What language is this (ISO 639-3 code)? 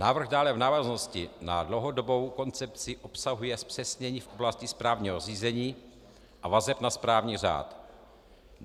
ces